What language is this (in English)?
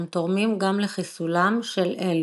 Hebrew